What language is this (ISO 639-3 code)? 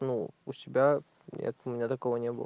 rus